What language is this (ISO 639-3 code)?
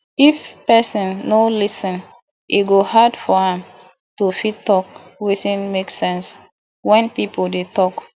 pcm